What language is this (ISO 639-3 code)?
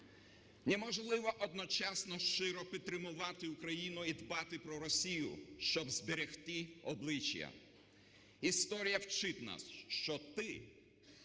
ukr